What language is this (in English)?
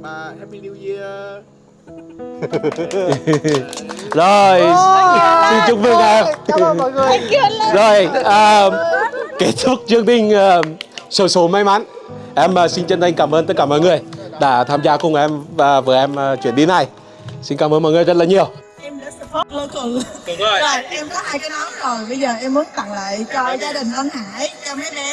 Vietnamese